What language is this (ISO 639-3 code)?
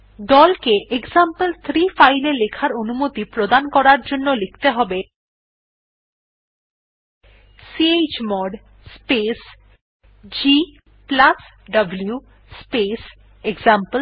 ben